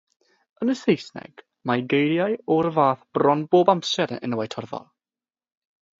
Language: Welsh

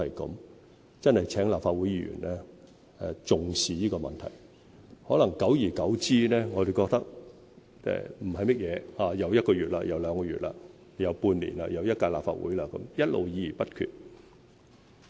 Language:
Cantonese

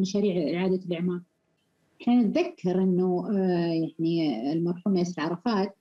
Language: Arabic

